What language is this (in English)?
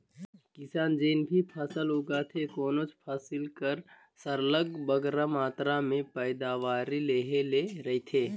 Chhattisgarhi